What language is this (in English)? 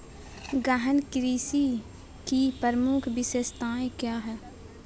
Magahi